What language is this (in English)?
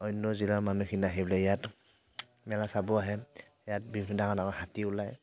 Assamese